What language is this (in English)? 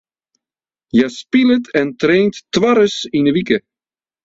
Western Frisian